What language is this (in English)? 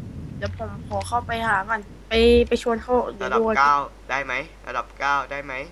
Thai